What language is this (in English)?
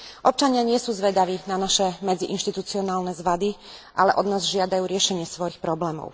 Slovak